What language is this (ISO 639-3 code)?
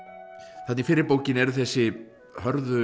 isl